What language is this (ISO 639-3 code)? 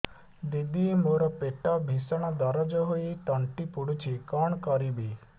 ori